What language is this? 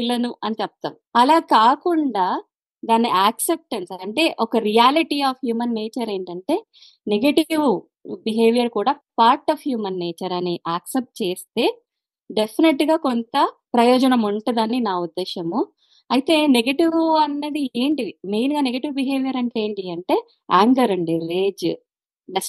Telugu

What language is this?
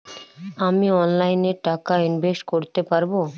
Bangla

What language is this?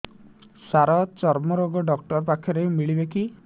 Odia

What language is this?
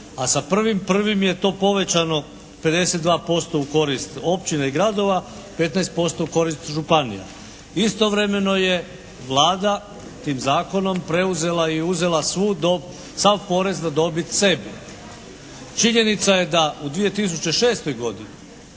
Croatian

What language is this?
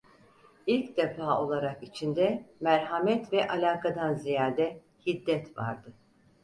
Turkish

